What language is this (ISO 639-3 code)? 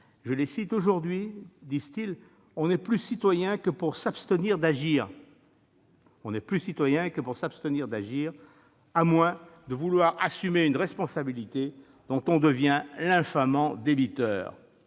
fra